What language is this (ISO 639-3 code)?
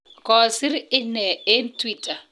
kln